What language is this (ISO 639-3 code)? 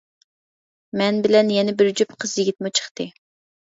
uig